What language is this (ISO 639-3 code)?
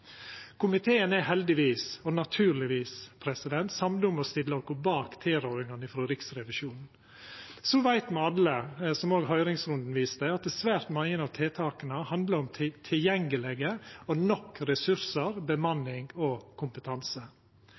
nno